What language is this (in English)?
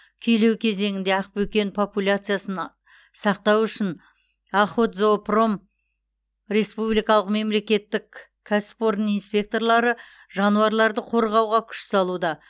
Kazakh